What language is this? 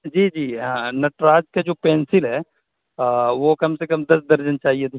Urdu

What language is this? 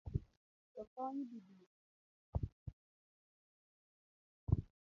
Luo (Kenya and Tanzania)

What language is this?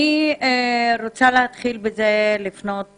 Hebrew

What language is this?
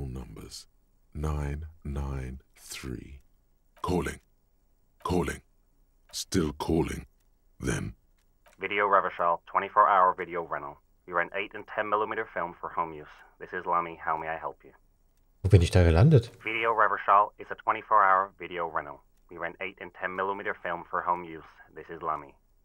German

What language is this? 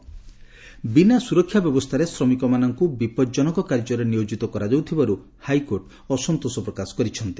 Odia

